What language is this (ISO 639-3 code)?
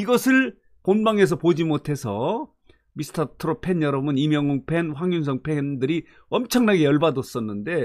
kor